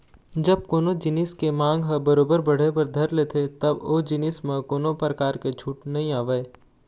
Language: Chhattisgarhi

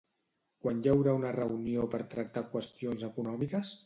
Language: Catalan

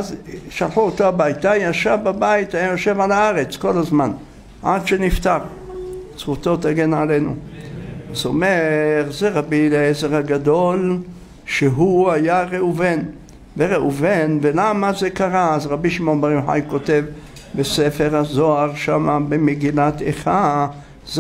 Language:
Hebrew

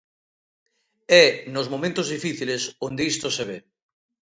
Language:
Galician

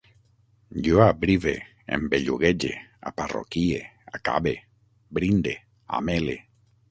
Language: Catalan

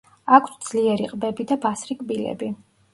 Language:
Georgian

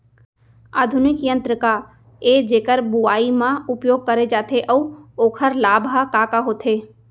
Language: Chhattisgarhi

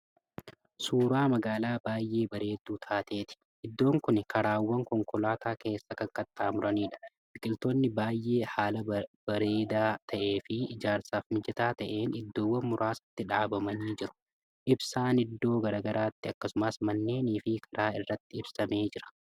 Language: Oromo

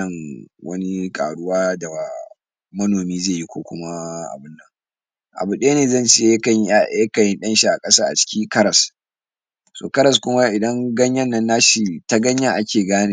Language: Hausa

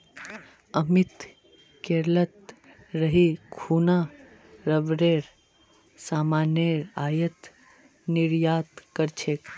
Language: Magahi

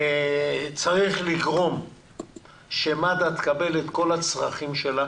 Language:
Hebrew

